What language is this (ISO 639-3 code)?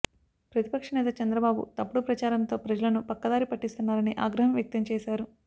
tel